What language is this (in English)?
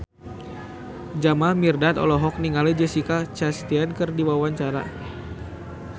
Sundanese